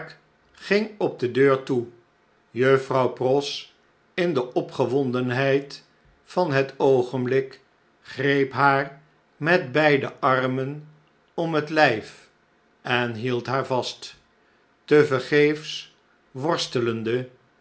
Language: Dutch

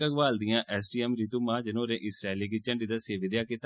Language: Dogri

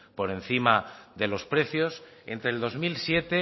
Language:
Spanish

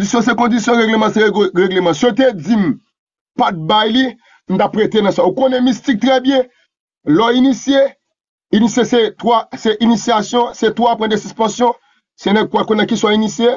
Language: French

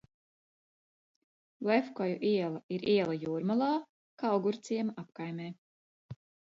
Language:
Latvian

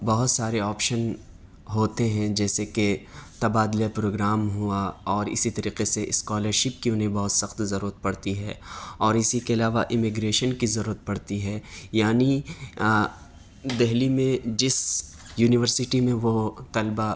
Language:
Urdu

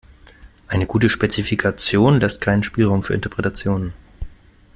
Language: German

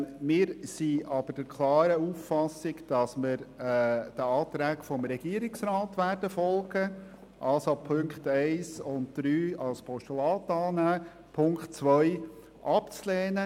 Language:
Swiss German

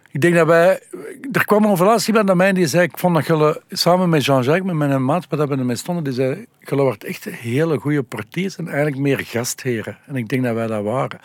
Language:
Dutch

